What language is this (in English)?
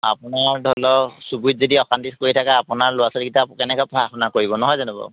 Assamese